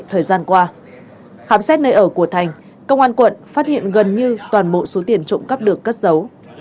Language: Vietnamese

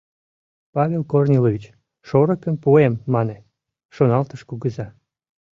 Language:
Mari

